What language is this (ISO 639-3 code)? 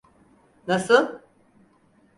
tur